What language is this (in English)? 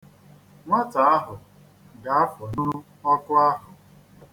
Igbo